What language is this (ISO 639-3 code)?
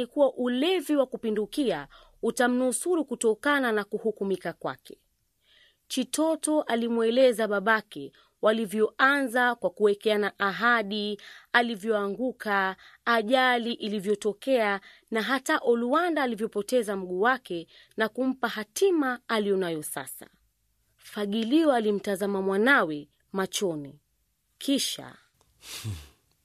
swa